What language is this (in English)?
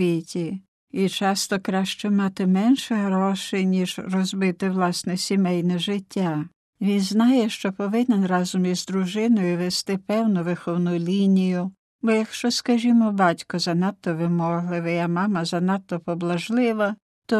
Ukrainian